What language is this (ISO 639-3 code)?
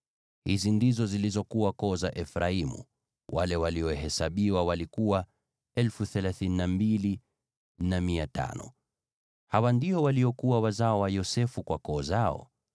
swa